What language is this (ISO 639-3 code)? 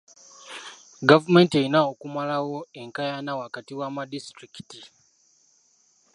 lug